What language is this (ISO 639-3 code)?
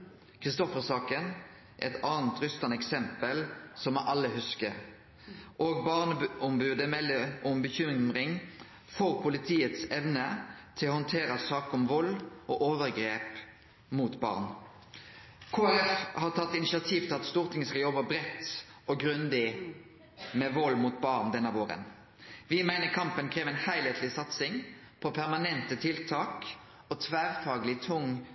nno